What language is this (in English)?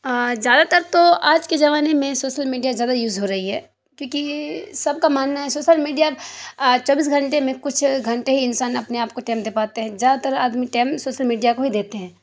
Urdu